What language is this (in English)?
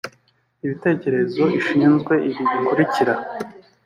Kinyarwanda